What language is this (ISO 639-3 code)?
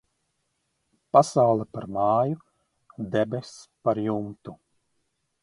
lav